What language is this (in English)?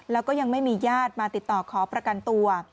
Thai